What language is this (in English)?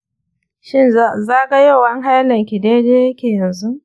Hausa